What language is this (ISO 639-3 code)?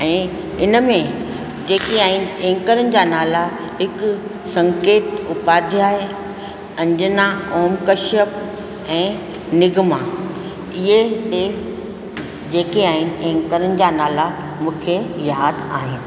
snd